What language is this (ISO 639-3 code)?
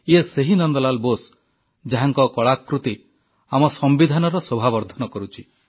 ori